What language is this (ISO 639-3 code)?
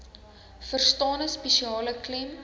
afr